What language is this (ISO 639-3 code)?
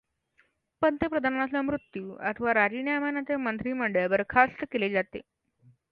mar